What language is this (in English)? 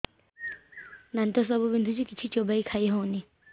Odia